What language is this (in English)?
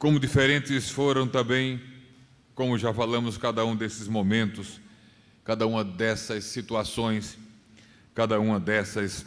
Portuguese